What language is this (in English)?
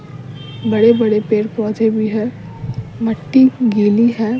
Hindi